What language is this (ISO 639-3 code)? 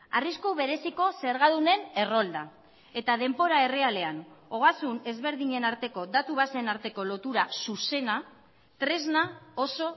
eus